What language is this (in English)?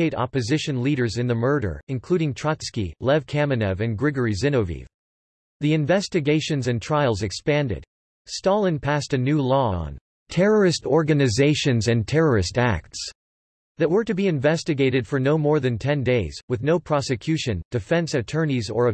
English